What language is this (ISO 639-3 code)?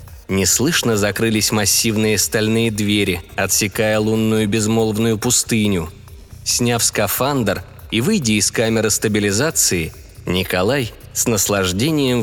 rus